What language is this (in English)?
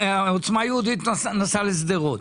Hebrew